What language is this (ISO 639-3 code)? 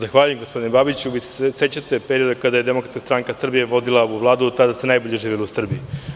srp